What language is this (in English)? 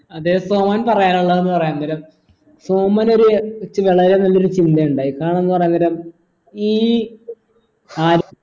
Malayalam